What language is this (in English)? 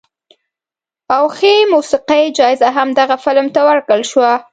Pashto